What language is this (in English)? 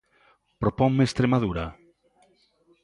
Galician